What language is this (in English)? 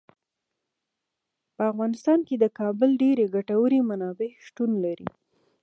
Pashto